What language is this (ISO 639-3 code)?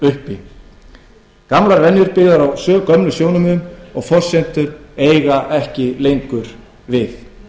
isl